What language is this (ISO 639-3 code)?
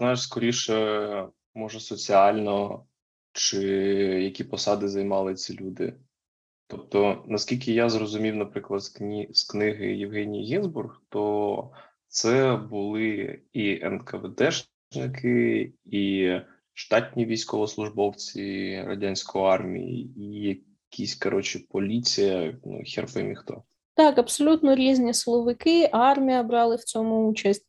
ukr